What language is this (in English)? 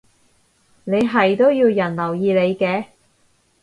Cantonese